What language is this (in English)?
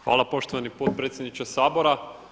Croatian